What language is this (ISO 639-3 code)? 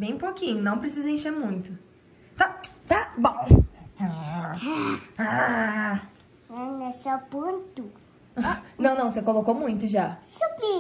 por